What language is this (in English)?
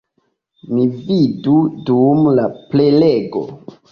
Esperanto